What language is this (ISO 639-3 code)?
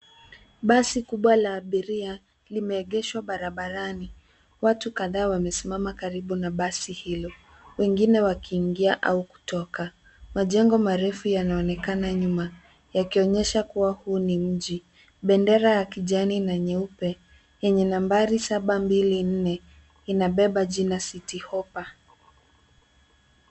swa